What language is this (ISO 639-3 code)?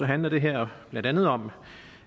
dan